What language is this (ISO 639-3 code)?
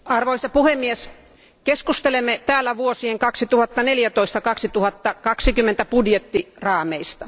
fin